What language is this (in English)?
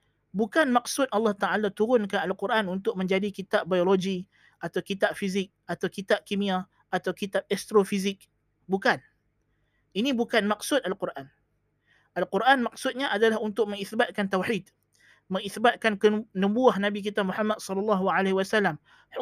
Malay